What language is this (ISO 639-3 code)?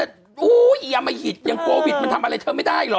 tha